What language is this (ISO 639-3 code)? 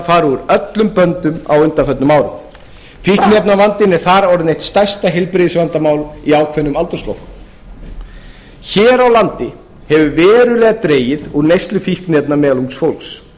isl